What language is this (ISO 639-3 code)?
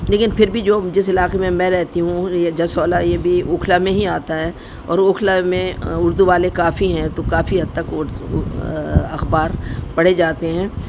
urd